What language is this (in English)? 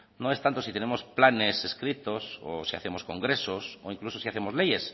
Spanish